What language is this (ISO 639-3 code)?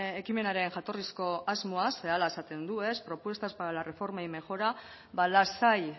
eus